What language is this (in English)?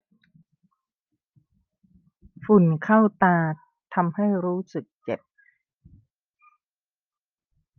Thai